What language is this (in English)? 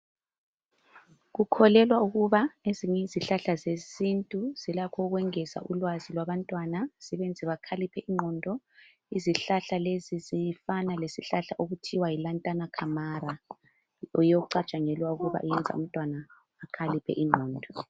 North Ndebele